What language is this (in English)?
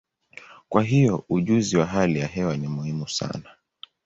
Swahili